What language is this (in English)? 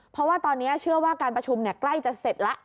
Thai